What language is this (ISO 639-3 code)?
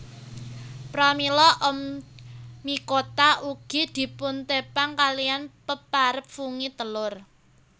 jav